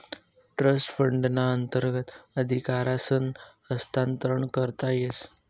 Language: Marathi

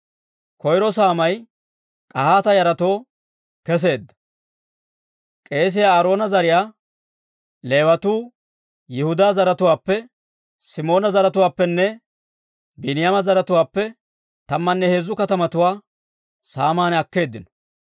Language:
Dawro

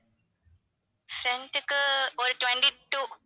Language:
Tamil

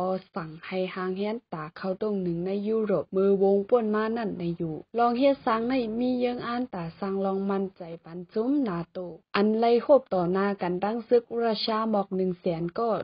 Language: Thai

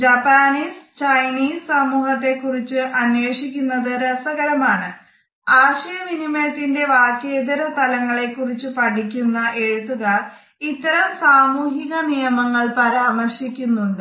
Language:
Malayalam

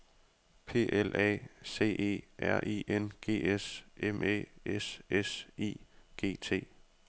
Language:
Danish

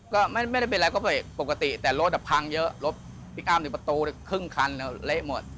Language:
Thai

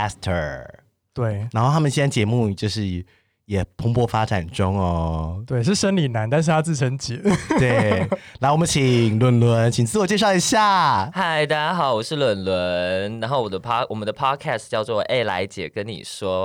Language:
Chinese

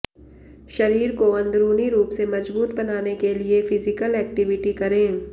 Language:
Hindi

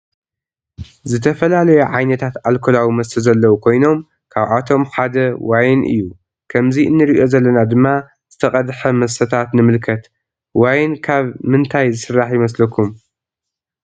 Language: Tigrinya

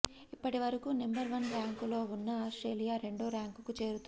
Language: Telugu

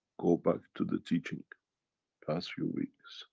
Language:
English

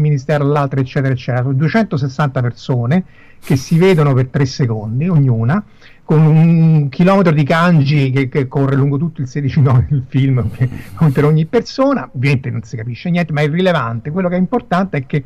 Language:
Italian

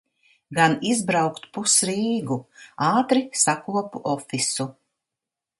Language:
Latvian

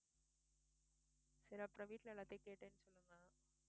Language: Tamil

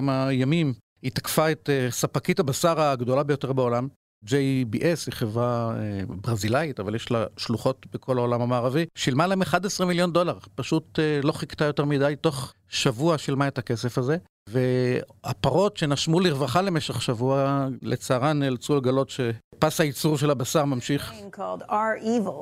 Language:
Hebrew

